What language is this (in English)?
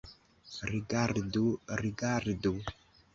Esperanto